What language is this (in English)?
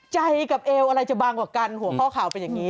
Thai